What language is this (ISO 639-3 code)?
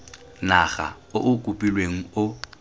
tsn